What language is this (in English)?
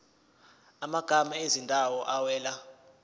Zulu